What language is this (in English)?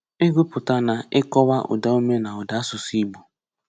Igbo